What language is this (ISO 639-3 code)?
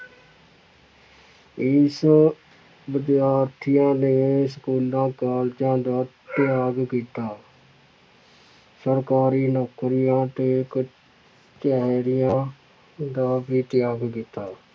pan